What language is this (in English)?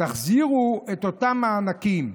Hebrew